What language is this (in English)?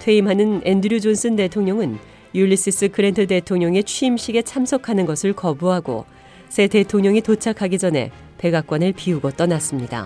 Korean